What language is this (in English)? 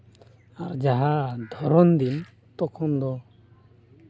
Santali